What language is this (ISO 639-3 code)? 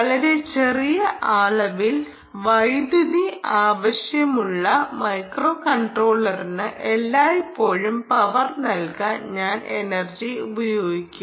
mal